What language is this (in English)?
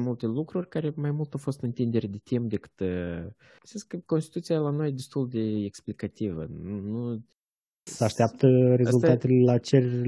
Romanian